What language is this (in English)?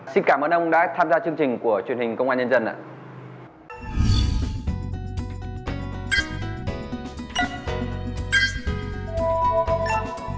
Vietnamese